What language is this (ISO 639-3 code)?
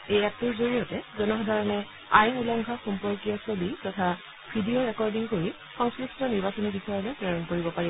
asm